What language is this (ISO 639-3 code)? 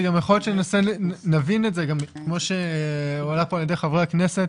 heb